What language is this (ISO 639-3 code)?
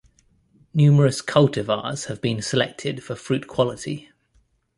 eng